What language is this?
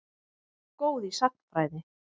Icelandic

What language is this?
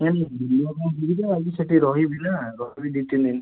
Odia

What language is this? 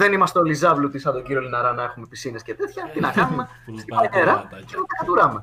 Greek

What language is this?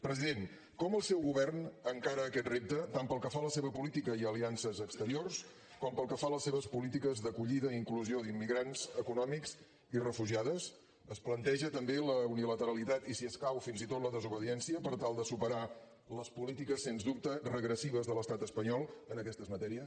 Catalan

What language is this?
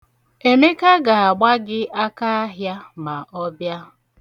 Igbo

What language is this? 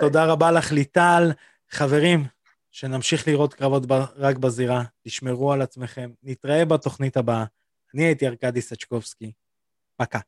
Hebrew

